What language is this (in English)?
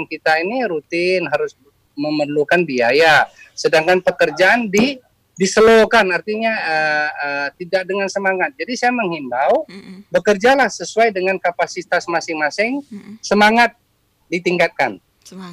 Indonesian